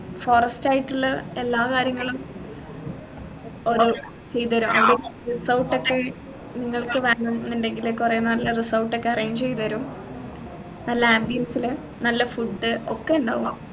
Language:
Malayalam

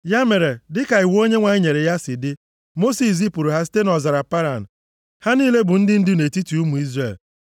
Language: Igbo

